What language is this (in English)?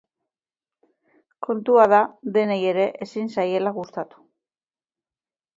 Basque